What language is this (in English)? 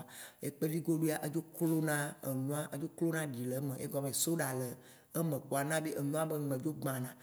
Waci Gbe